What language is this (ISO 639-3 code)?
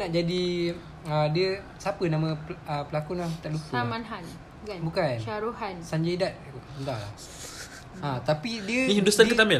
msa